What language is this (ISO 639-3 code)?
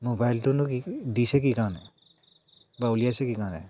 asm